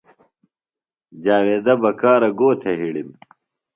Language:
Phalura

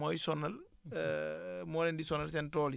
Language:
Wolof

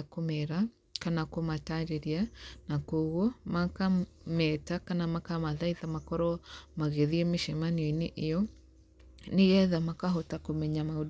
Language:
Kikuyu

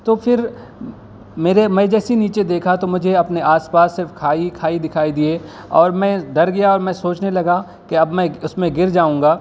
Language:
Urdu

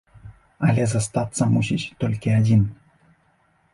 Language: Belarusian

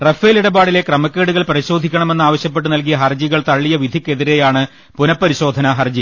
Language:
Malayalam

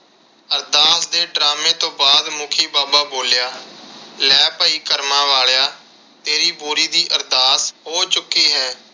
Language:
Punjabi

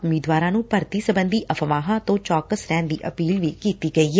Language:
Punjabi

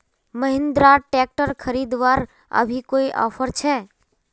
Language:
Magahi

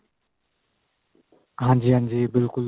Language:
Punjabi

